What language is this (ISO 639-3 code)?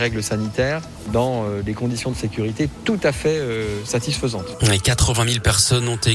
fra